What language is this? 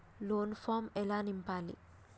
Telugu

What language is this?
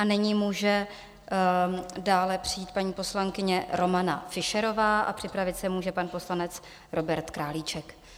Czech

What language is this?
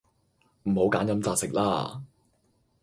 Cantonese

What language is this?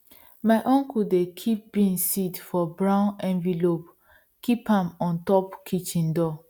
Nigerian Pidgin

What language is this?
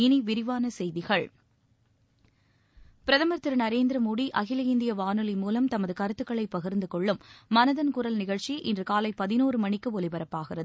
Tamil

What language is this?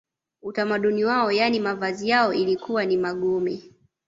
Swahili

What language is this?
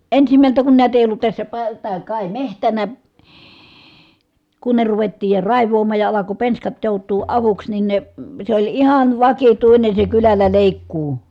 Finnish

